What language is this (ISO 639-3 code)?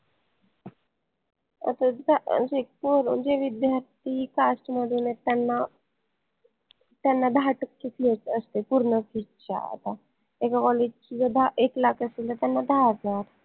mar